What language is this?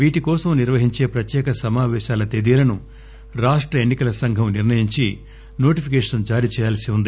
Telugu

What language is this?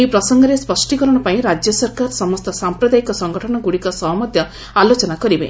Odia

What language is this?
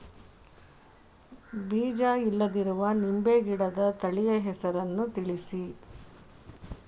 Kannada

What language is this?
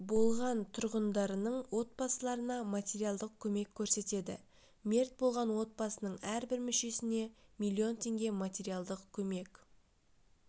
Kazakh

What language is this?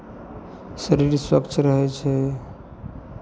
Maithili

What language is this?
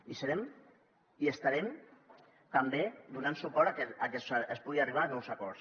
Catalan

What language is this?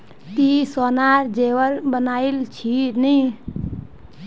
Magahi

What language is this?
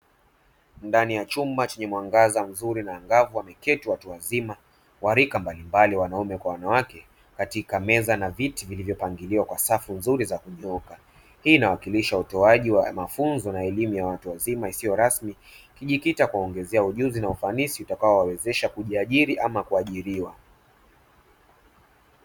Swahili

